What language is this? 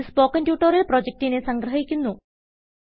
Malayalam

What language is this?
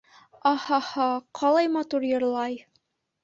Bashkir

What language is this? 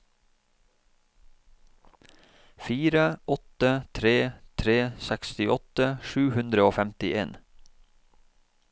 Norwegian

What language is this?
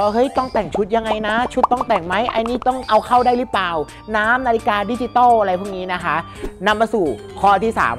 Thai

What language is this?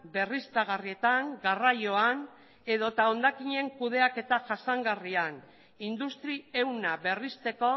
Basque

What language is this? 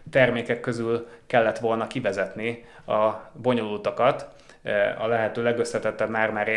Hungarian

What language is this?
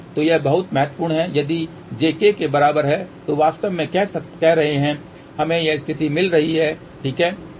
Hindi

